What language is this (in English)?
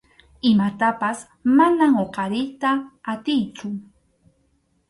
Arequipa-La Unión Quechua